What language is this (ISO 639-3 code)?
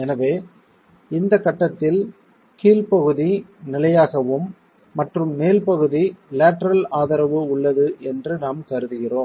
tam